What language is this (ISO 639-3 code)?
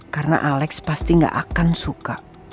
ind